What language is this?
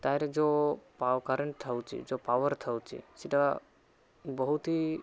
Odia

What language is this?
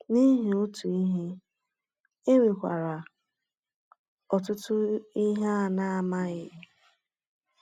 Igbo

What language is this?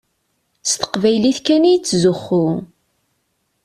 Kabyle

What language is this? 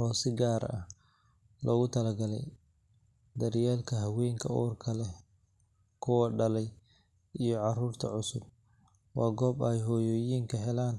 Somali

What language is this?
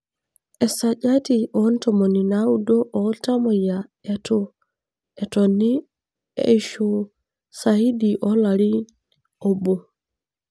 Masai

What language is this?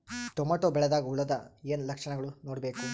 Kannada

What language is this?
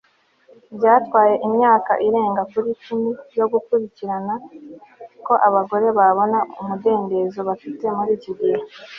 Kinyarwanda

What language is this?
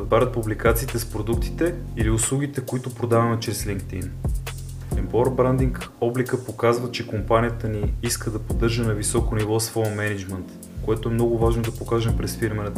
Bulgarian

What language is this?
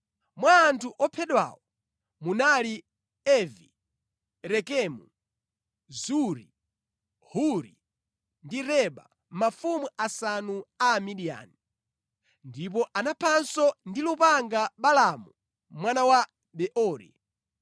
Nyanja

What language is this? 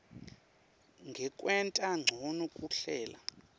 Swati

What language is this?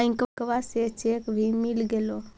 Magahi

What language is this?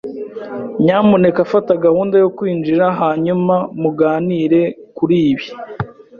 Kinyarwanda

